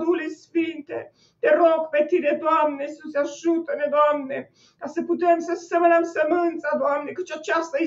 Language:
Romanian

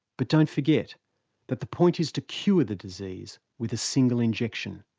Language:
English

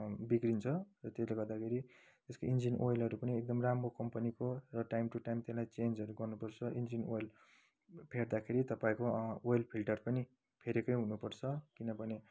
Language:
Nepali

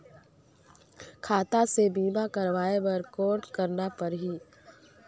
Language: Chhattisgarhi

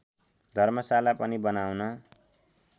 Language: Nepali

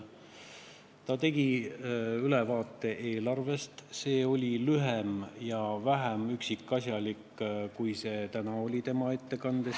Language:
Estonian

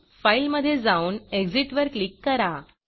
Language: Marathi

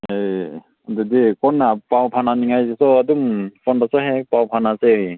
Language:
Manipuri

